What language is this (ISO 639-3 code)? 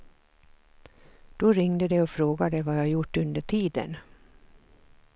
swe